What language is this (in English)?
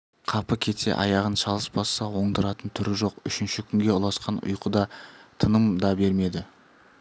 Kazakh